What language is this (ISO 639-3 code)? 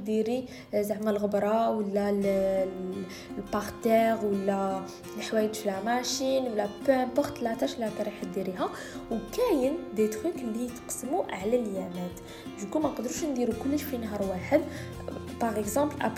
ara